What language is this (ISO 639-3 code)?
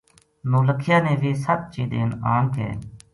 gju